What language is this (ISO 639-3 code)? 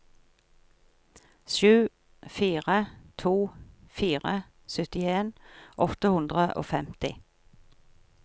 nor